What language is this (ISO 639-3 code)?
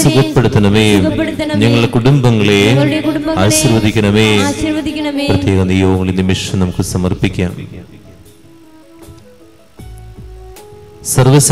hin